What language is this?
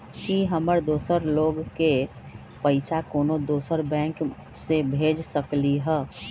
Magahi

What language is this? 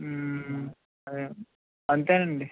Telugu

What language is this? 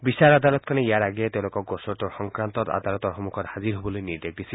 Assamese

